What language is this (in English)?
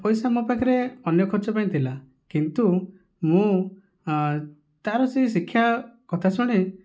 Odia